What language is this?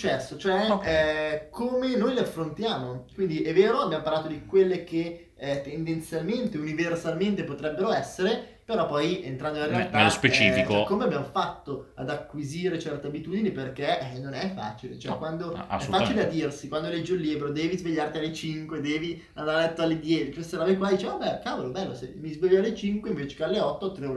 Italian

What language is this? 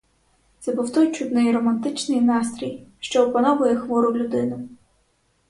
Ukrainian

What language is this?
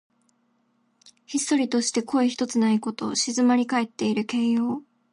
Japanese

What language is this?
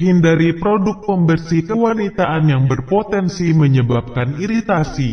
Indonesian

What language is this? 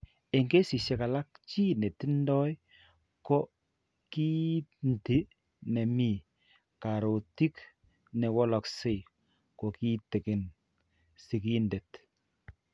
Kalenjin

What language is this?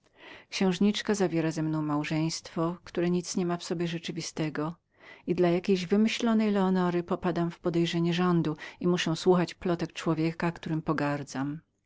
Polish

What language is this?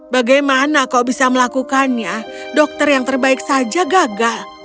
Indonesian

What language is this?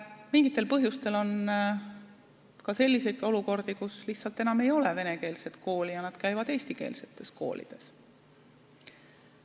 Estonian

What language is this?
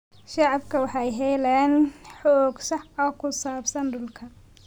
Somali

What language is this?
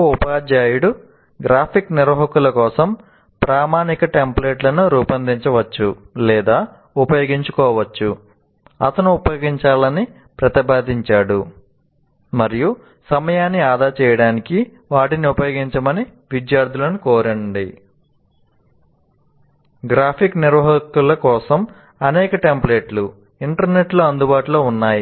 Telugu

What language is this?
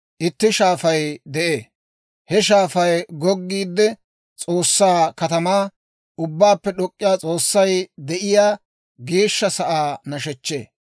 Dawro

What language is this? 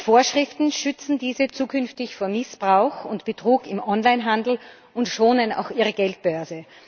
German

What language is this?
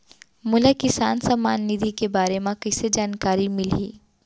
Chhattisgarhi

